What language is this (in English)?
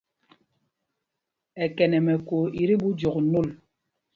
Mpumpong